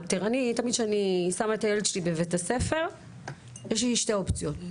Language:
Hebrew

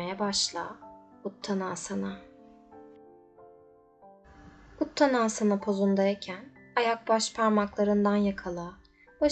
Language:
Turkish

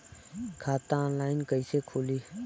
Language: Bhojpuri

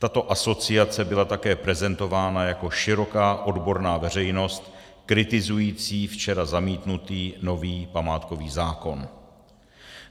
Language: Czech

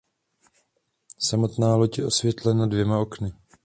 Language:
Czech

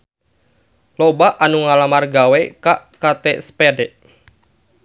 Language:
Sundanese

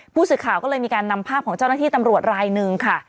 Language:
Thai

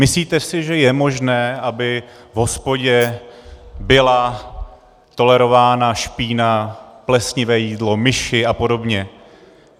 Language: Czech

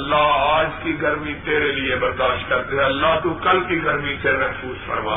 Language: Urdu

